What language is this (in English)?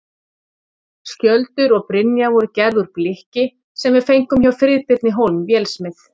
Icelandic